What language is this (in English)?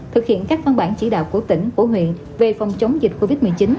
Vietnamese